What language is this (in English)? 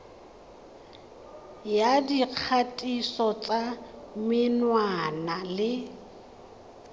Tswana